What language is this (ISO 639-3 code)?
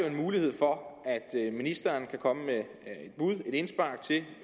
dan